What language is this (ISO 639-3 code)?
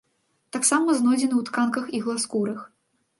bel